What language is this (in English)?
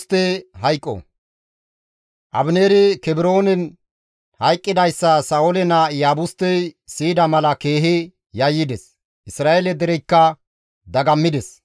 Gamo